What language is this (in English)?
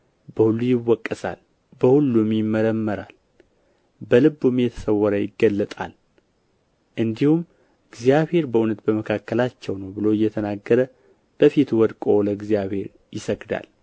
Amharic